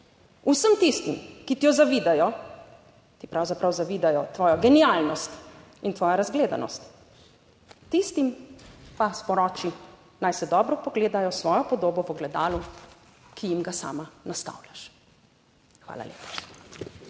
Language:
Slovenian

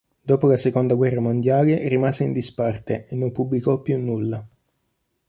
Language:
Italian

